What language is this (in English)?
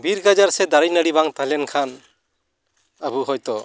Santali